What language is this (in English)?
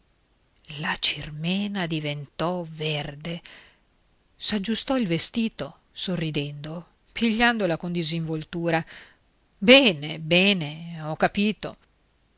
Italian